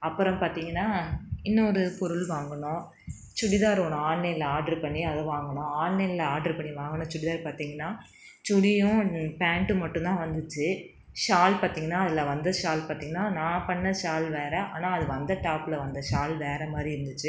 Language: Tamil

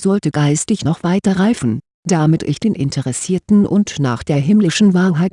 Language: German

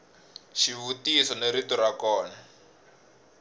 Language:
Tsonga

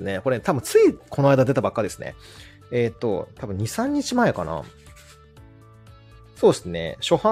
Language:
Japanese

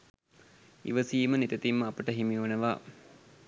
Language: Sinhala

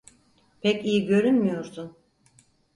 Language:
Turkish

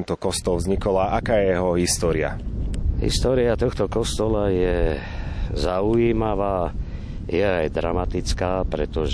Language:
Slovak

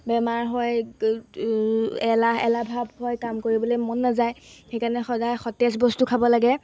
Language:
Assamese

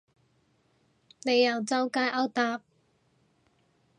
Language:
Cantonese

